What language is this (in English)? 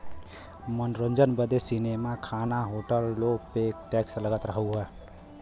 Bhojpuri